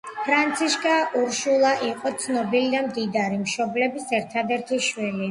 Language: Georgian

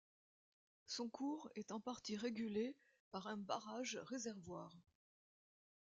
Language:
French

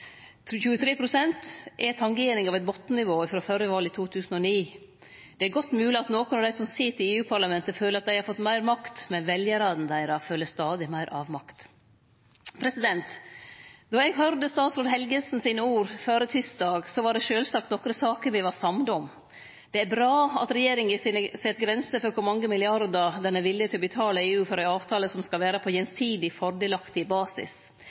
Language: Norwegian Nynorsk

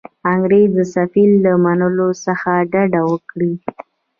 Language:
Pashto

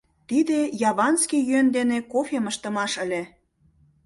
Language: Mari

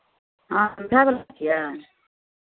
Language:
Maithili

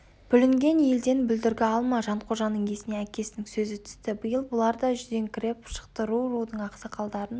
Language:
Kazakh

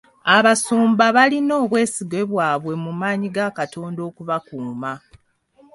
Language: Ganda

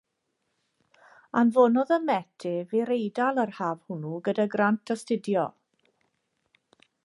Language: Welsh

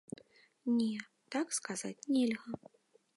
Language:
Belarusian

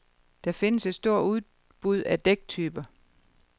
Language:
Danish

